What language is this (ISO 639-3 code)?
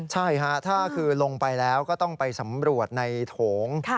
tha